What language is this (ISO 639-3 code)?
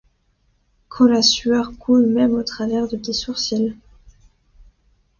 fra